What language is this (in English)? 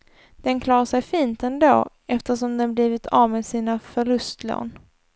Swedish